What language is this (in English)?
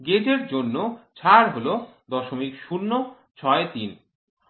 Bangla